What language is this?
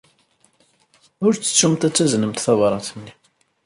Kabyle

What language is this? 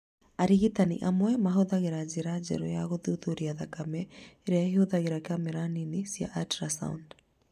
Kikuyu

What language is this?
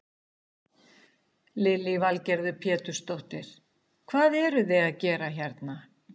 Icelandic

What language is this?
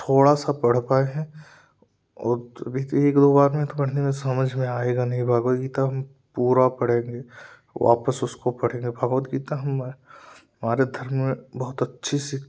Hindi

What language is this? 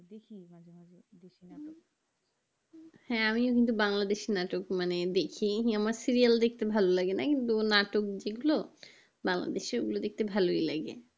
Bangla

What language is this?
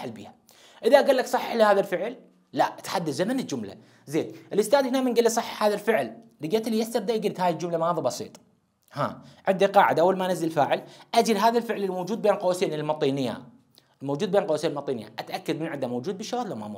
Arabic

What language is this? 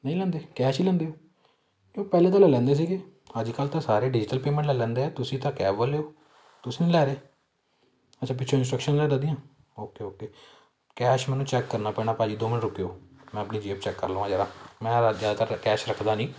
Punjabi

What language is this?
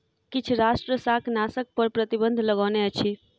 Maithili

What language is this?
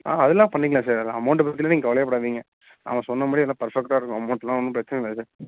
Tamil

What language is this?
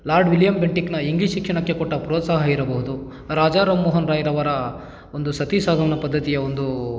Kannada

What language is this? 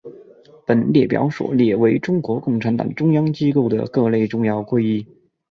Chinese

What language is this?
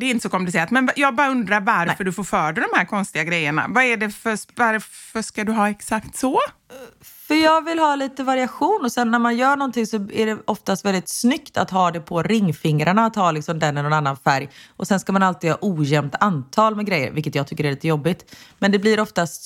Swedish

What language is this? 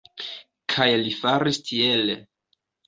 Esperanto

